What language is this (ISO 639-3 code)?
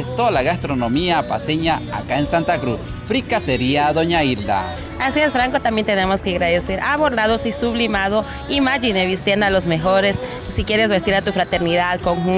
spa